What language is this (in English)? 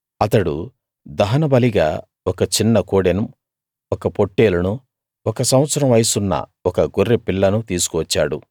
Telugu